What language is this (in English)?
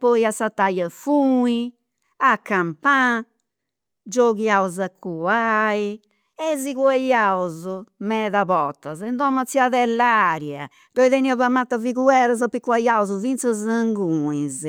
Campidanese Sardinian